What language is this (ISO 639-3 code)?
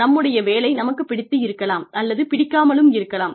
tam